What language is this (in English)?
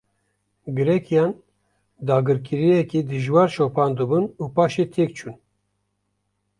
Kurdish